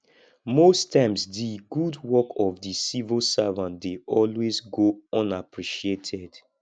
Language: Nigerian Pidgin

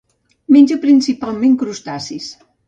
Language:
Catalan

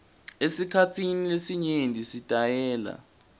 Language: Swati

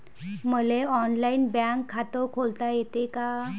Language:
Marathi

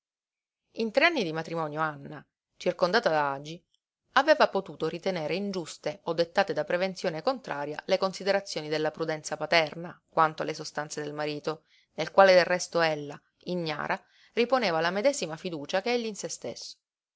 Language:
Italian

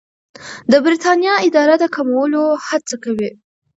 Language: Pashto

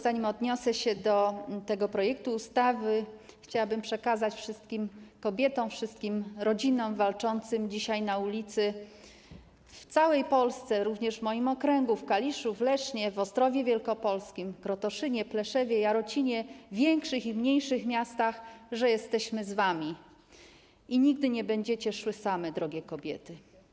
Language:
Polish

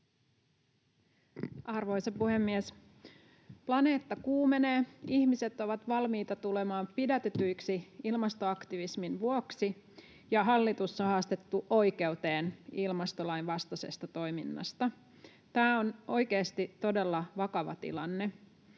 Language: Finnish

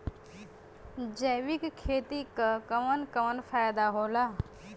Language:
Bhojpuri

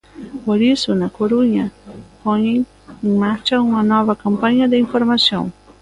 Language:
Galician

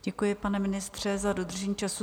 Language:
Czech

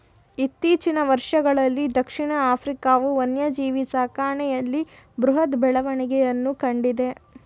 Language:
Kannada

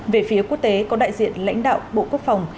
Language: Vietnamese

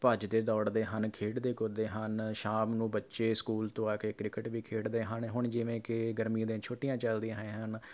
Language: Punjabi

